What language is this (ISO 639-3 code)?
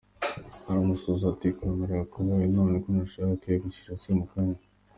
kin